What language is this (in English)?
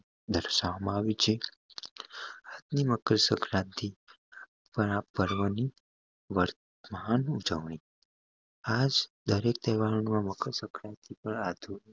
Gujarati